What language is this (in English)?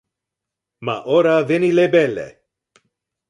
Interlingua